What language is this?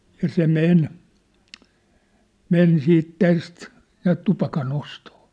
Finnish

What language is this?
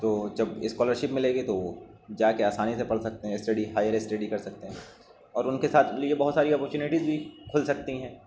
Urdu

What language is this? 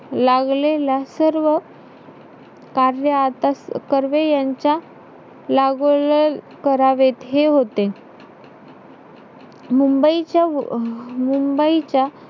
Marathi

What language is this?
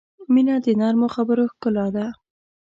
Pashto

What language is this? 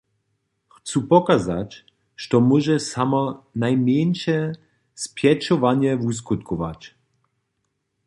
Upper Sorbian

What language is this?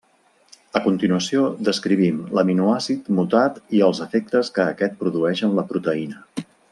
Catalan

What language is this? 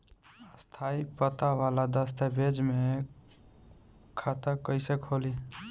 Bhojpuri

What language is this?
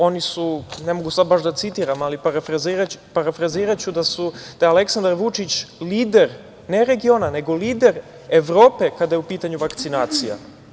Serbian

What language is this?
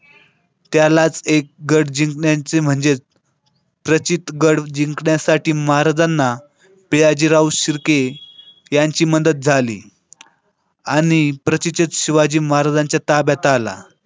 Marathi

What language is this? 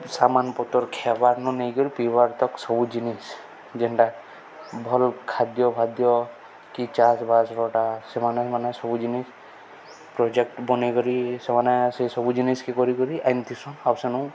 Odia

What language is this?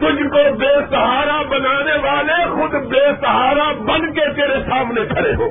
Urdu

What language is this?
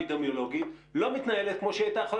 Hebrew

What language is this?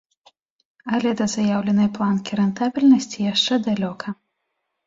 Belarusian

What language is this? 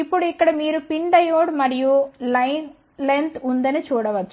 Telugu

